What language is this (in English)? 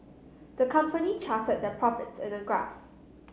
English